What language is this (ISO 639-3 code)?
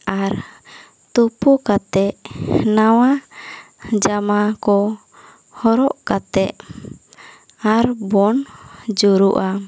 sat